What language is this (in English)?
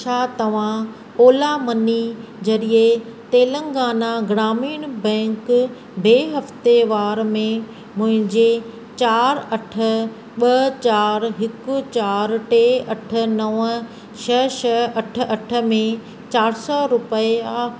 Sindhi